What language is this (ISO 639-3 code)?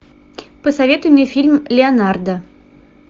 rus